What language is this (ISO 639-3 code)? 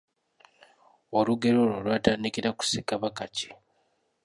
lug